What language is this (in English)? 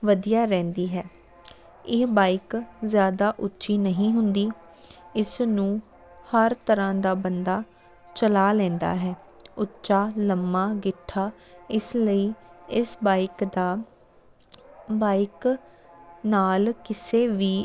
Punjabi